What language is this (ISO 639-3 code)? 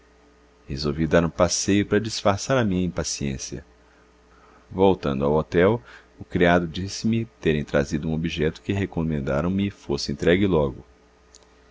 por